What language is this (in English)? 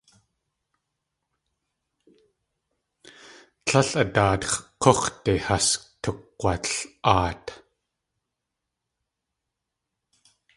Tlingit